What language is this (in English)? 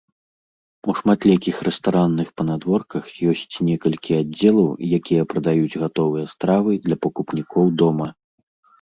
Belarusian